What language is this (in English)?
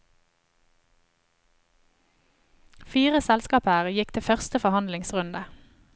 Norwegian